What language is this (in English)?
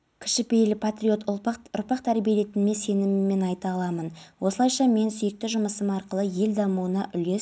Kazakh